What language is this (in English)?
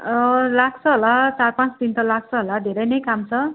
Nepali